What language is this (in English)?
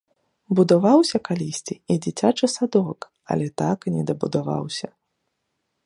Belarusian